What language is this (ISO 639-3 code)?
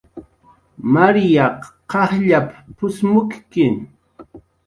jqr